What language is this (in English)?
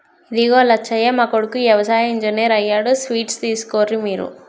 Telugu